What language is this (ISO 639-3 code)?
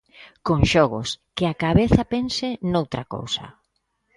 glg